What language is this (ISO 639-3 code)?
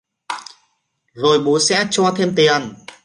vie